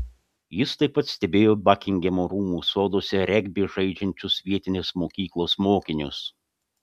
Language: Lithuanian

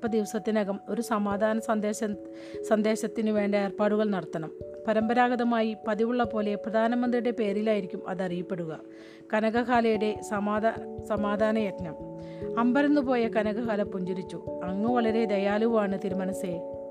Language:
Malayalam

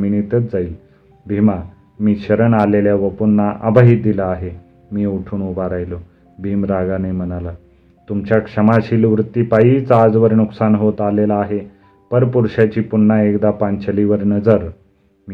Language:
Marathi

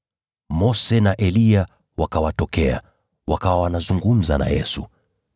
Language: Swahili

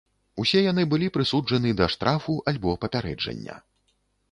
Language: Belarusian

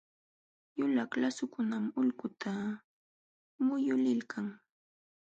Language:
Jauja Wanca Quechua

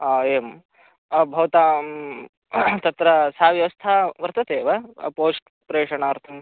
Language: Sanskrit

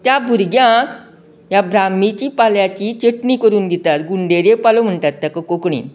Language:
Konkani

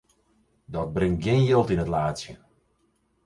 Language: Western Frisian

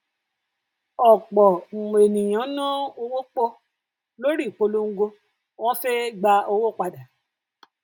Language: Yoruba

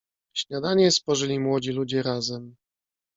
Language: Polish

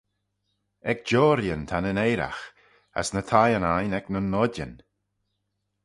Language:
Manx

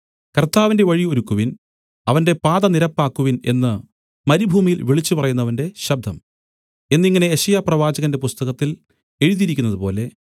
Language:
Malayalam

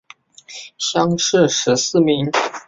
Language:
Chinese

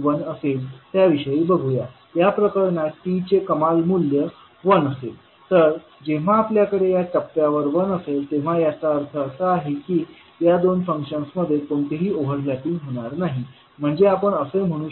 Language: Marathi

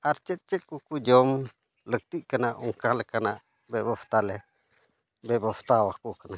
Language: Santali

